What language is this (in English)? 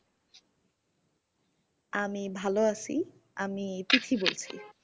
Bangla